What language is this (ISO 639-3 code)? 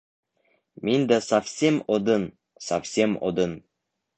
bak